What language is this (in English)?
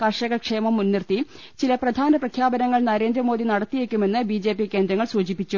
Malayalam